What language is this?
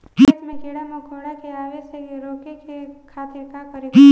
Bhojpuri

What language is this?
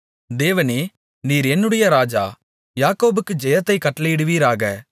Tamil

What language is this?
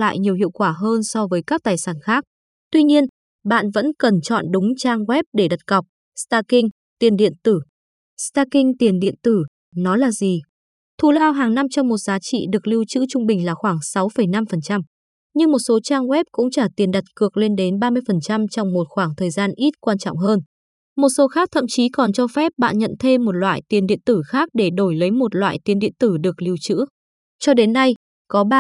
Vietnamese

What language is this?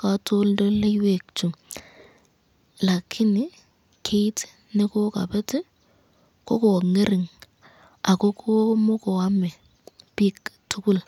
Kalenjin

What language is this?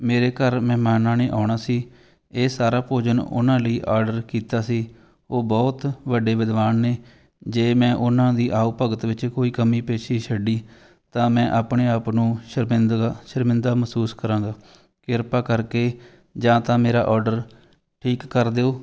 Punjabi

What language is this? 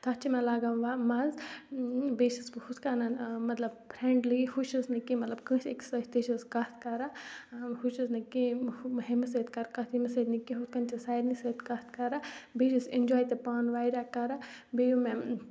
Kashmiri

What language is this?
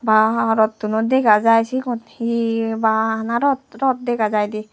Chakma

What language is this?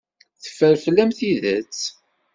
Kabyle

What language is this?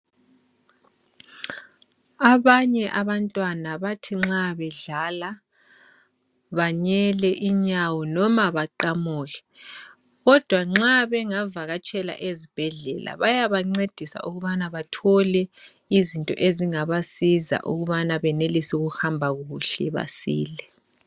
North Ndebele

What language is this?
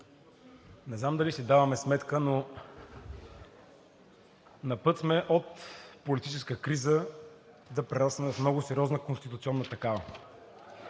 Bulgarian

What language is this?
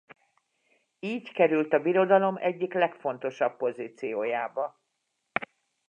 Hungarian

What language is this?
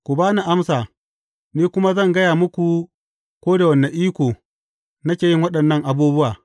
Hausa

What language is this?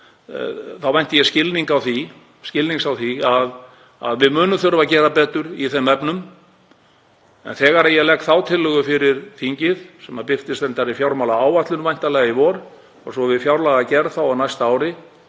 Icelandic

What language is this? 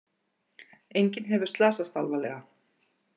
Icelandic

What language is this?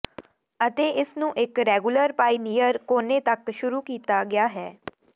Punjabi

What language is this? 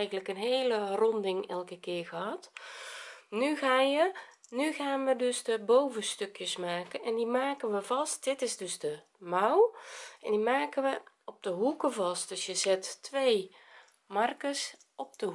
Dutch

